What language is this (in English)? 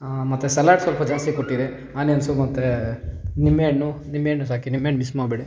Kannada